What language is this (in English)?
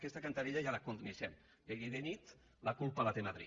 Catalan